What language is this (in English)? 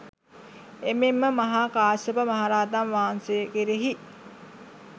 Sinhala